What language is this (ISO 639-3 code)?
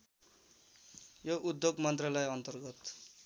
nep